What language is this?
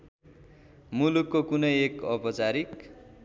Nepali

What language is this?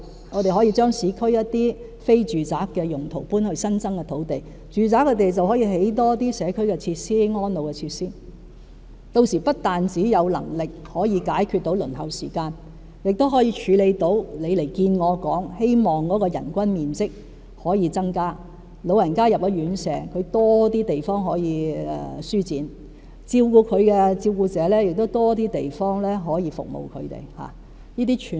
Cantonese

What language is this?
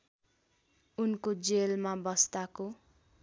Nepali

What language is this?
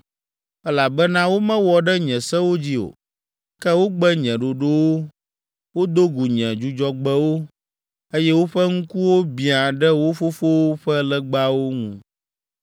Ewe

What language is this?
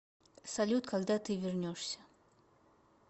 Russian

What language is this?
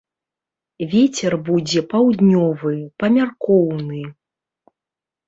Belarusian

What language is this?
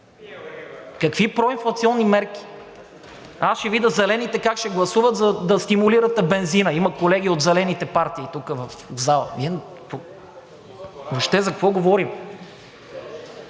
Bulgarian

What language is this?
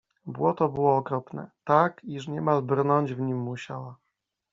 Polish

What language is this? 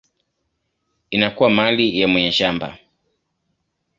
Swahili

